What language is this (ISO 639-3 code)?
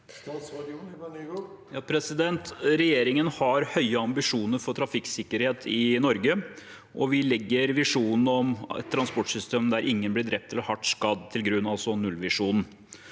nor